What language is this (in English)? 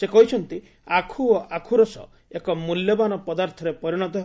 Odia